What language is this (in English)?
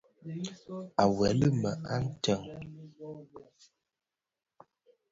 Bafia